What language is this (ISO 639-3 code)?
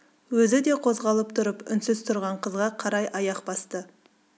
kaz